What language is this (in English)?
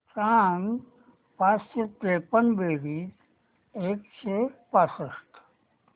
Marathi